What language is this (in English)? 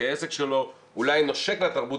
Hebrew